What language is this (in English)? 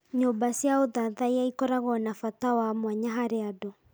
Kikuyu